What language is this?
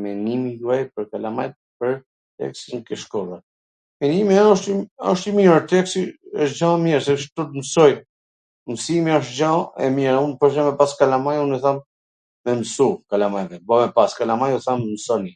Gheg Albanian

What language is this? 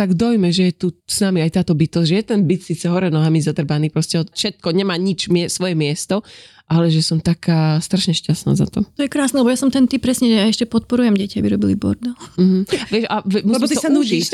Slovak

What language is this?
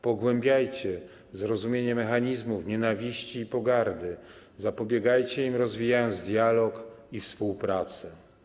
Polish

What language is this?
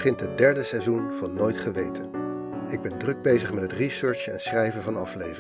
Dutch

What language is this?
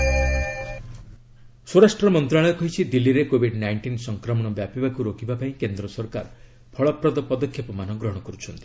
Odia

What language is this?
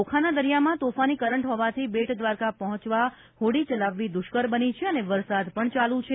Gujarati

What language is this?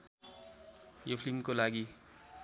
Nepali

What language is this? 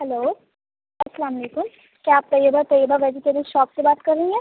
Urdu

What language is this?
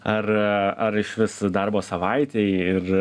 Lithuanian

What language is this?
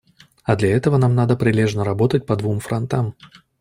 Russian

